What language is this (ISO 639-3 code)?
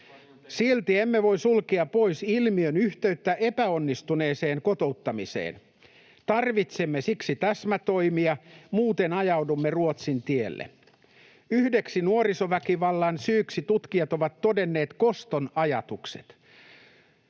fin